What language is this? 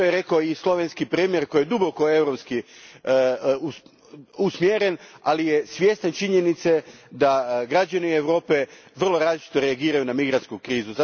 Croatian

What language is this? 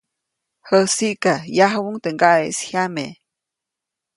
Copainalá Zoque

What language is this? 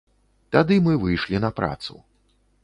Belarusian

